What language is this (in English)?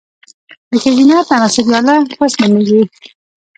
Pashto